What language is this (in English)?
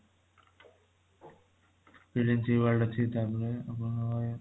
Odia